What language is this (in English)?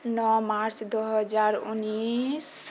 Maithili